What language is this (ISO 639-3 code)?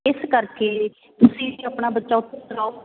pan